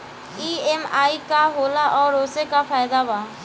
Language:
Bhojpuri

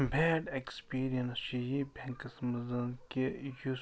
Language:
Kashmiri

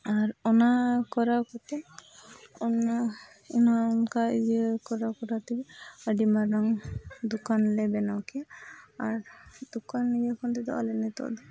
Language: Santali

